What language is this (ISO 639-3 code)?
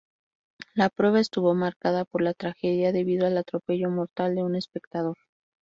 spa